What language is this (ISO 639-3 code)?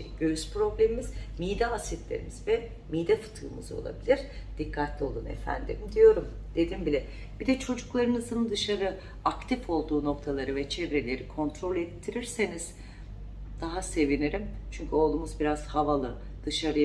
tur